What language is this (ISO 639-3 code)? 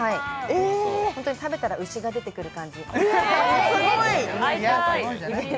jpn